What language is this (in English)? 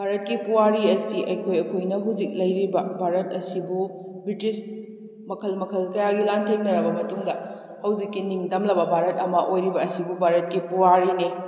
Manipuri